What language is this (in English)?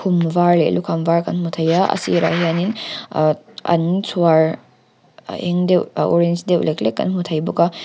Mizo